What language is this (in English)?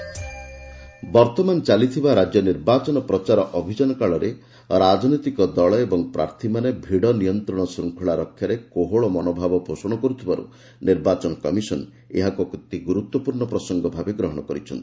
Odia